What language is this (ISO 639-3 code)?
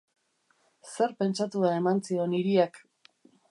eus